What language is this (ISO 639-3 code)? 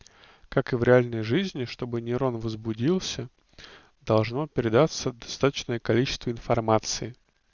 rus